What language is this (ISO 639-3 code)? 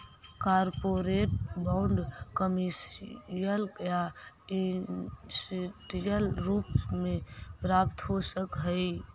mag